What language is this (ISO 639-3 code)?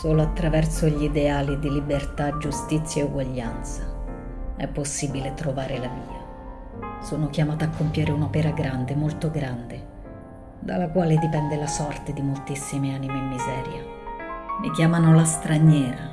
ita